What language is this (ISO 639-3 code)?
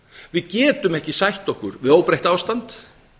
isl